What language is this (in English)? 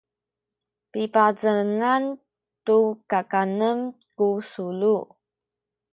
Sakizaya